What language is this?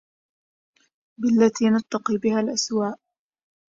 Arabic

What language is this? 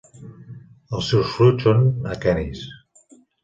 Catalan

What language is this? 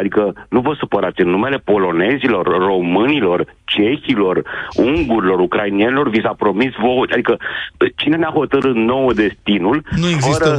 Romanian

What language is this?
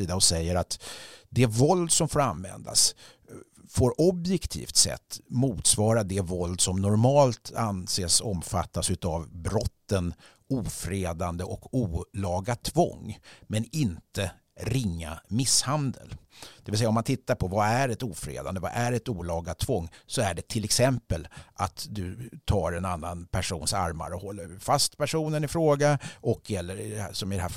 Swedish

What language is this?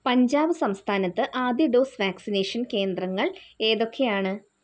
Malayalam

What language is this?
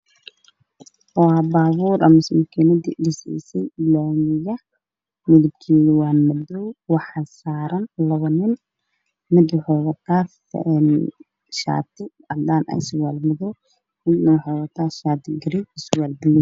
Somali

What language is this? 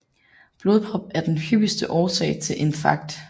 Danish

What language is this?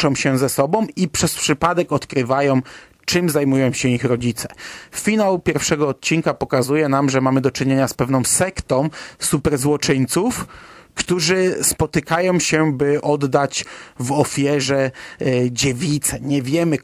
Polish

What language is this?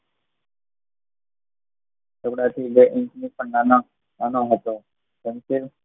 Gujarati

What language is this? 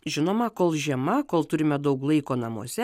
Lithuanian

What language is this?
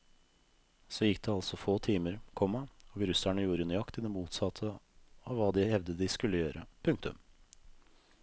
Norwegian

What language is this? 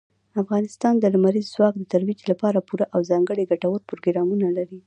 Pashto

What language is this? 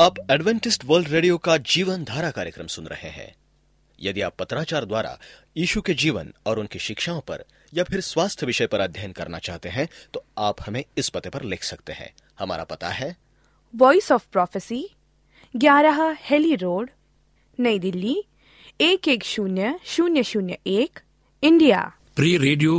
Hindi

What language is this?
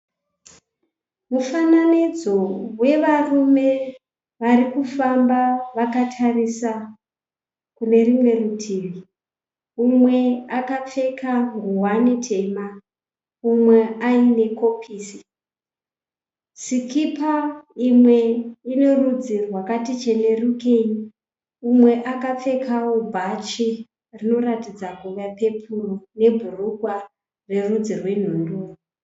Shona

